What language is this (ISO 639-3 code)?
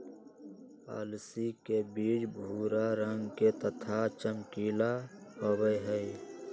mag